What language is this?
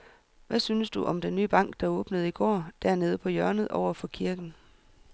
Danish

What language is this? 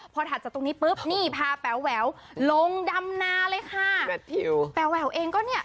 Thai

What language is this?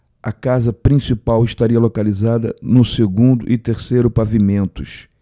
Portuguese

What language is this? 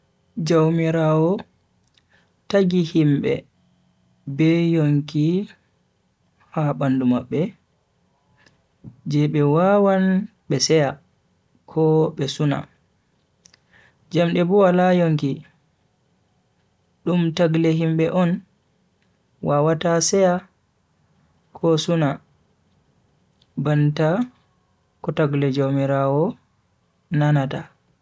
Bagirmi Fulfulde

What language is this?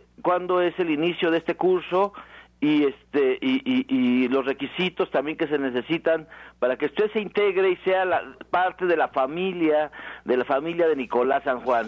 Spanish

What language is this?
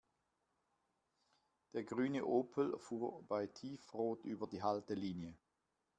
German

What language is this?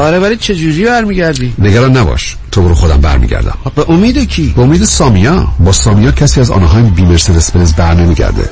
Persian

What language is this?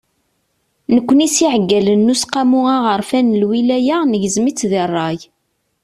Kabyle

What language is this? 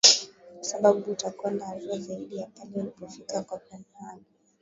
Swahili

